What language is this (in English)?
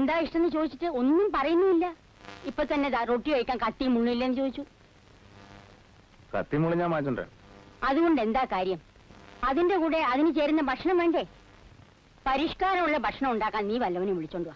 Malayalam